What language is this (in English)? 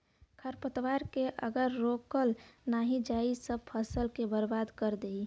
Bhojpuri